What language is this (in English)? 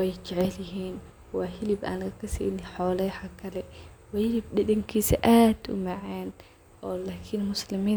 Somali